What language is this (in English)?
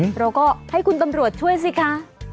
Thai